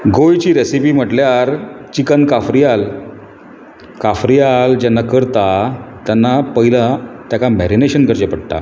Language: Konkani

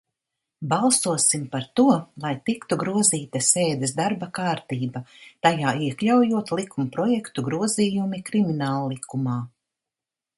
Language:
Latvian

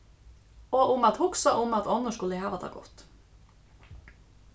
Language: Faroese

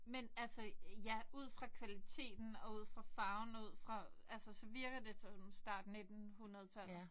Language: Danish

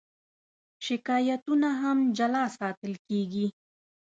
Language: Pashto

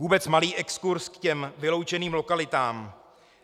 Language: Czech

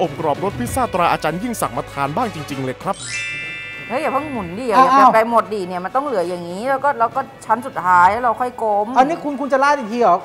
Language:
Thai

